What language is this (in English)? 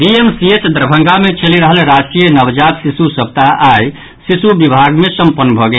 Maithili